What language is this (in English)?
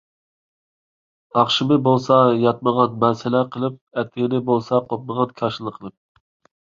Uyghur